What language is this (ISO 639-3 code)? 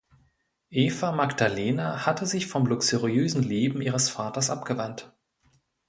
deu